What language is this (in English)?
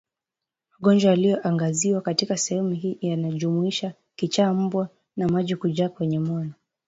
Swahili